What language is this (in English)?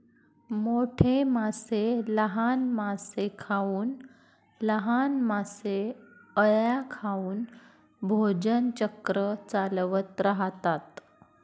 Marathi